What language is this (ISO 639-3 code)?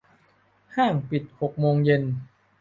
tha